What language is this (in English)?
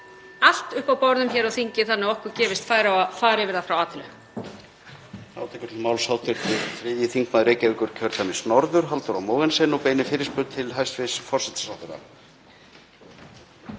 Icelandic